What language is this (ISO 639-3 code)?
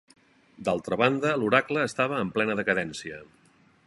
cat